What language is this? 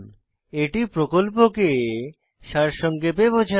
Bangla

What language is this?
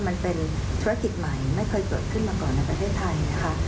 Thai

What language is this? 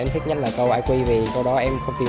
Vietnamese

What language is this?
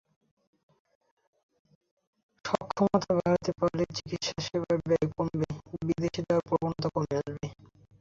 Bangla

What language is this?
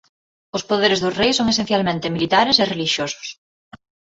Galician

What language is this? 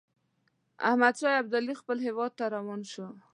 Pashto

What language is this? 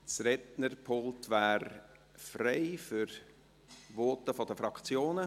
Swiss German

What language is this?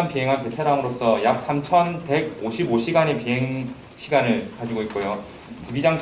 Korean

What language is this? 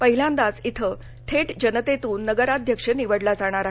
Marathi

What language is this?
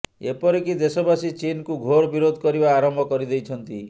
Odia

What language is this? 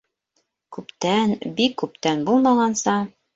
Bashkir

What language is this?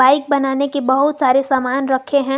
Hindi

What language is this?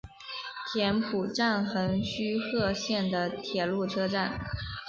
Chinese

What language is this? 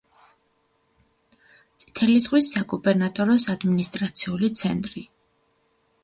Georgian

